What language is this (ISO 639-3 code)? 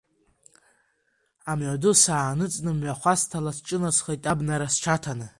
abk